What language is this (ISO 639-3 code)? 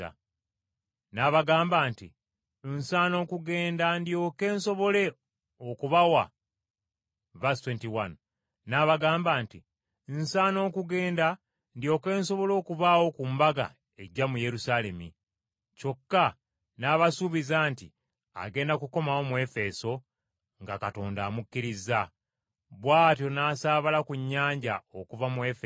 lug